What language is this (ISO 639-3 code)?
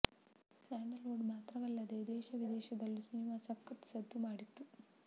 kan